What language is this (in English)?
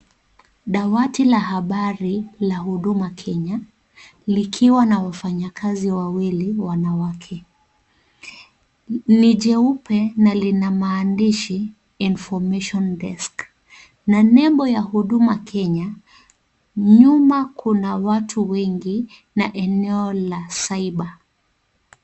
Swahili